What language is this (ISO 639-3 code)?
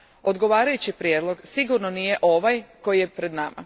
hrv